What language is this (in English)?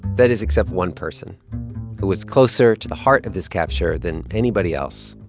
English